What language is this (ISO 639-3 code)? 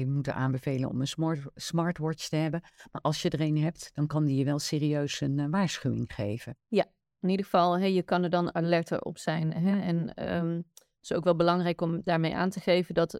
nld